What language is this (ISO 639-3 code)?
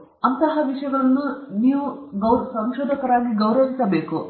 kan